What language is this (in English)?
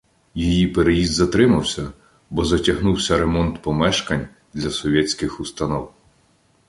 Ukrainian